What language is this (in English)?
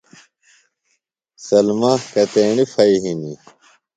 Phalura